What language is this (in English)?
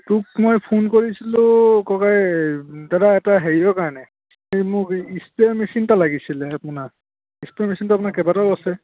Assamese